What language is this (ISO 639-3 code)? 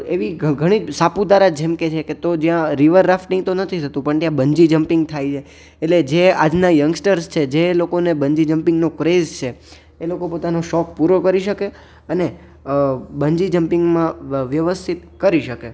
guj